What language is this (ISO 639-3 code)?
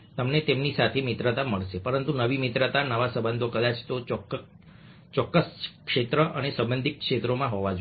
guj